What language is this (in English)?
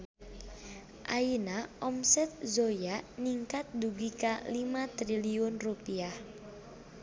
Sundanese